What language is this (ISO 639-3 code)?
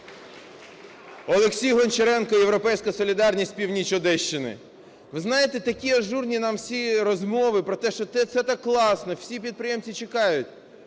ukr